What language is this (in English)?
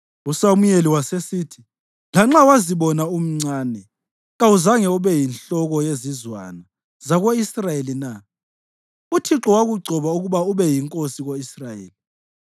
North Ndebele